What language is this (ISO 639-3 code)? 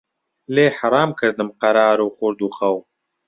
ckb